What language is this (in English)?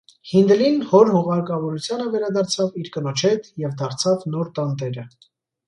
Armenian